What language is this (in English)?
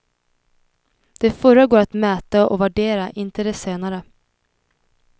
Swedish